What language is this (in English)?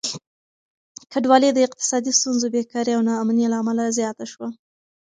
Pashto